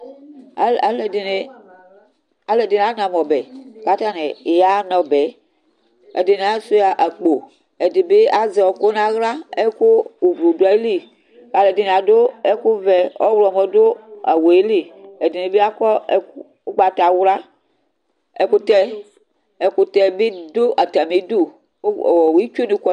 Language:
Ikposo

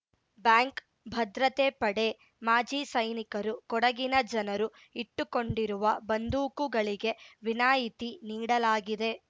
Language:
Kannada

